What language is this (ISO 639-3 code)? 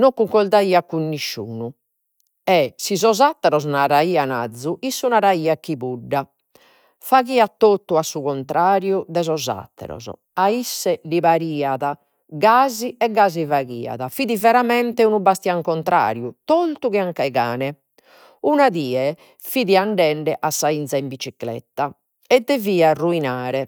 srd